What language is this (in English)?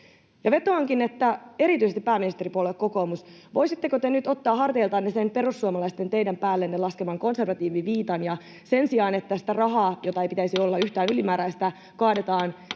Finnish